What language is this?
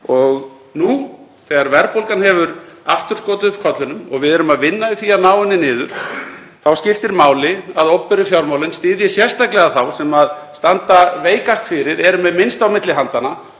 Icelandic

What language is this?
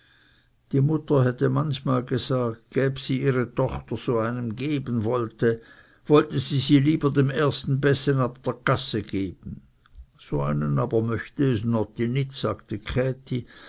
German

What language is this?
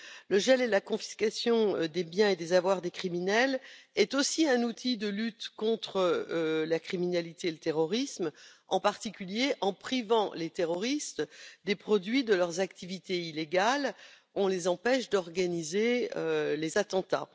French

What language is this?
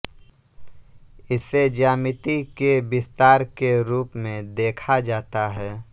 Hindi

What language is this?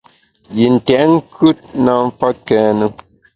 Bamun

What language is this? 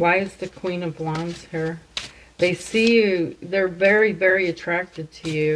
English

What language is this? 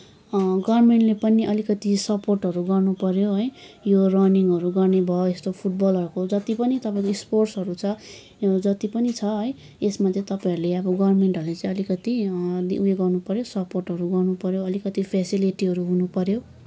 Nepali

